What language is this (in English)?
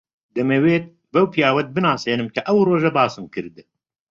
Central Kurdish